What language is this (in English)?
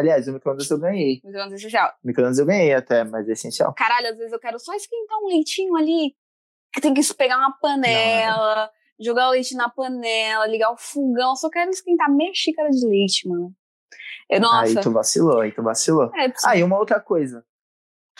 Portuguese